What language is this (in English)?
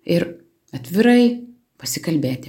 Lithuanian